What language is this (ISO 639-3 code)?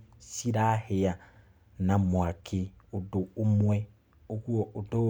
kik